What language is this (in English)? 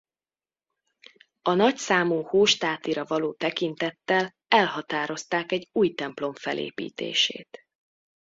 Hungarian